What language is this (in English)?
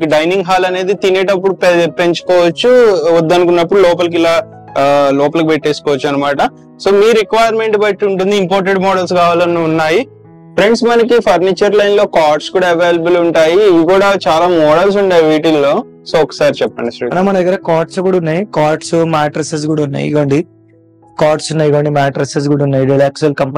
Telugu